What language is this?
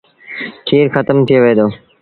Sindhi Bhil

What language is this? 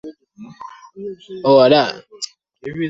Swahili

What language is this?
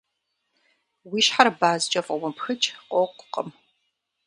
Kabardian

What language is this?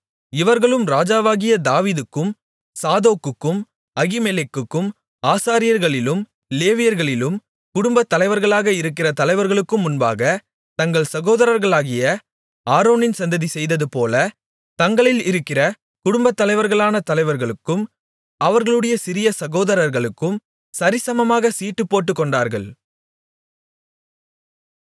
Tamil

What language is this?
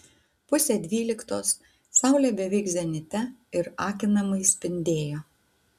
Lithuanian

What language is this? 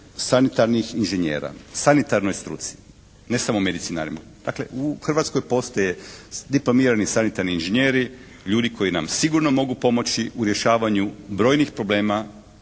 Croatian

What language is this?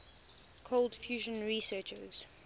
English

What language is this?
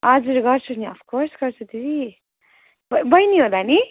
Nepali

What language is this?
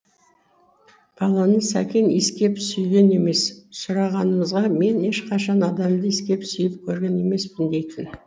Kazakh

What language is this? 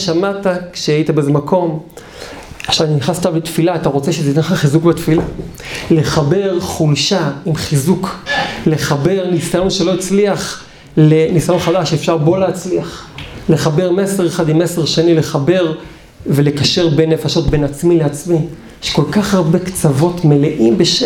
Hebrew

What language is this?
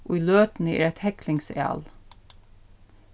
Faroese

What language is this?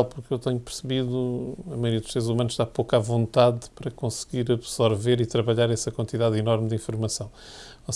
Portuguese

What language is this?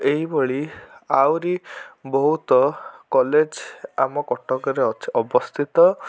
Odia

